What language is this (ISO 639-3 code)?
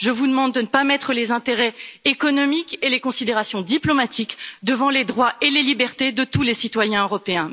fra